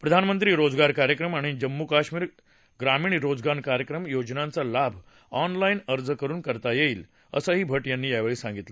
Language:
Marathi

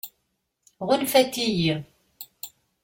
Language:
Kabyle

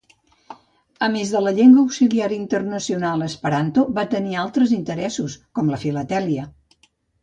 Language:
Catalan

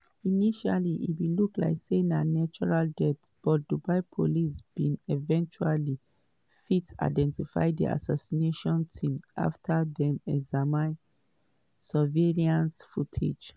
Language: Nigerian Pidgin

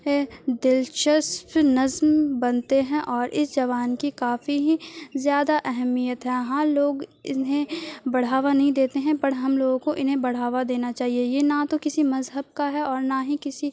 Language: Urdu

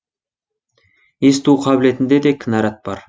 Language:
Kazakh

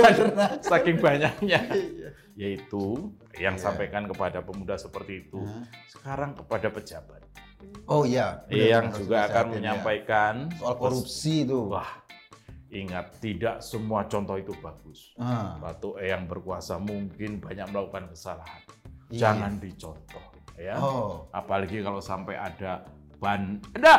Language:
Indonesian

